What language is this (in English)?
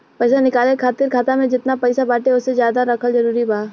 Bhojpuri